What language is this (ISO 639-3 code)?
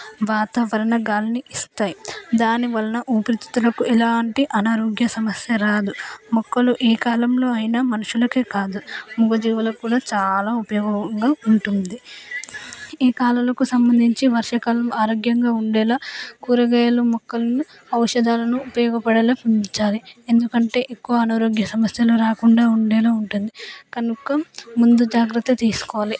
tel